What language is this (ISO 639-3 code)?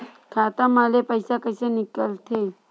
hne